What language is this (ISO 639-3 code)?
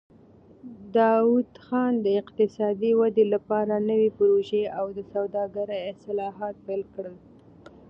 pus